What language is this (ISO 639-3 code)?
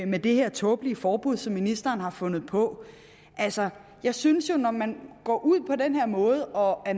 dan